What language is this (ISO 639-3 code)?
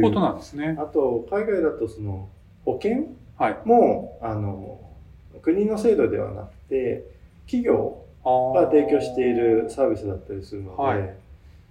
jpn